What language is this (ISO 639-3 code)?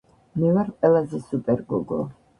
kat